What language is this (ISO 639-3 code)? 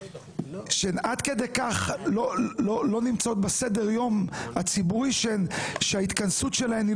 heb